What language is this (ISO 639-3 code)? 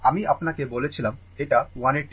ben